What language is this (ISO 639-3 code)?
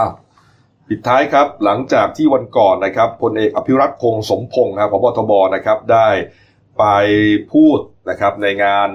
tha